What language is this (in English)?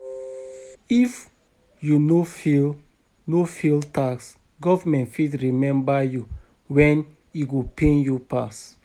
Nigerian Pidgin